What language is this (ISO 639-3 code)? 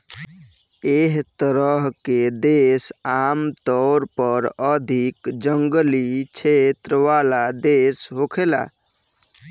bho